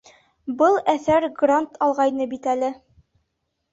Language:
Bashkir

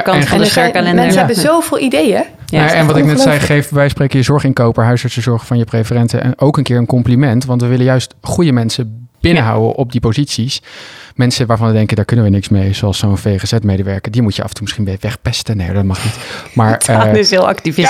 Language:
Dutch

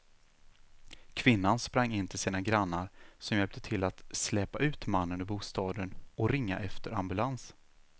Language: Swedish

